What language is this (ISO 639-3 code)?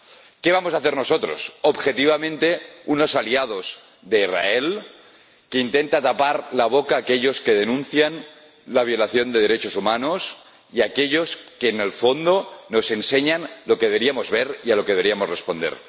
spa